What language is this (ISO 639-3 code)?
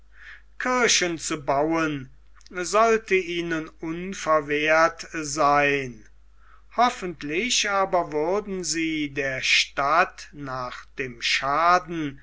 deu